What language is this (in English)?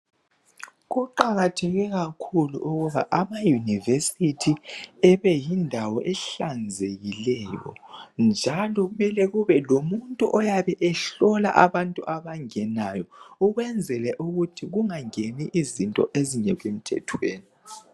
North Ndebele